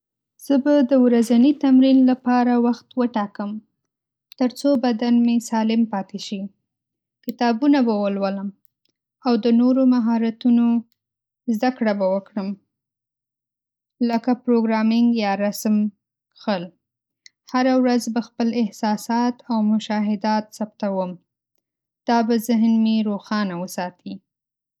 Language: Pashto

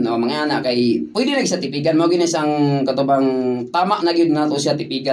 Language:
Filipino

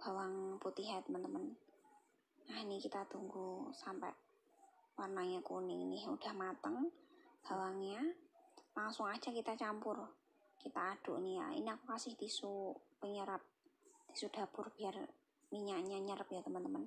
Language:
Indonesian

